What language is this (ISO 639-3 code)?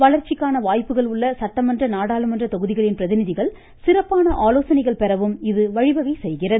tam